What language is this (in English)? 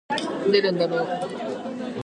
Japanese